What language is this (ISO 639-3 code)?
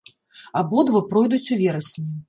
bel